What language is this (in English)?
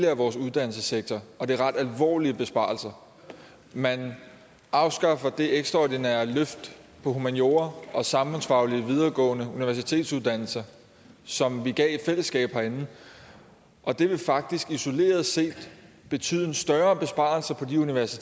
Danish